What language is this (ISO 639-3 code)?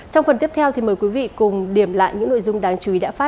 vie